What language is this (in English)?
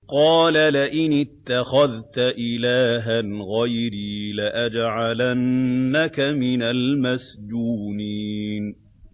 Arabic